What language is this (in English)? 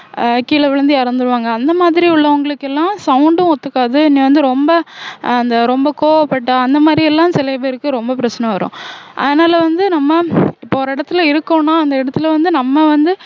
Tamil